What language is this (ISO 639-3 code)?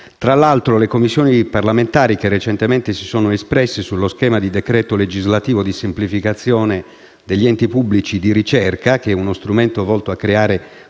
ita